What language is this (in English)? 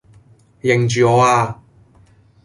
Cantonese